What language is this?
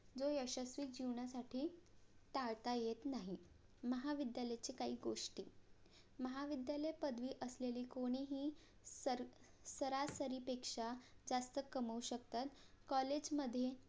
Marathi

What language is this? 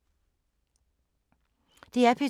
Danish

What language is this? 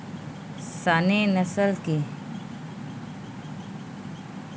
Chhattisgarhi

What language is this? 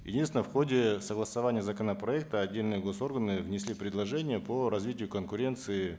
Kazakh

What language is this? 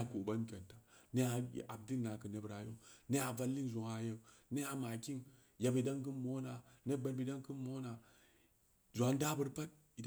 Samba Leko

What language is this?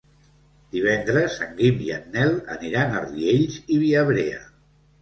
Catalan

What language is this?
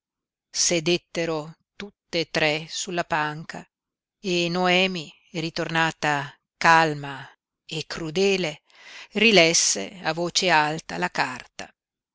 Italian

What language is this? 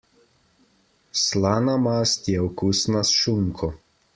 Slovenian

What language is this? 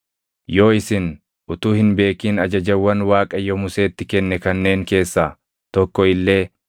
Oromo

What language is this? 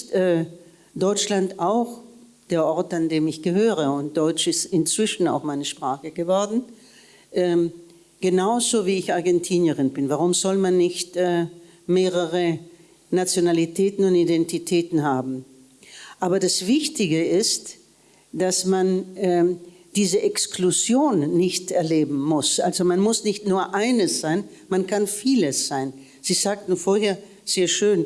German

